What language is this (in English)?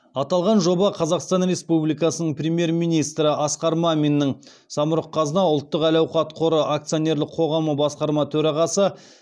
Kazakh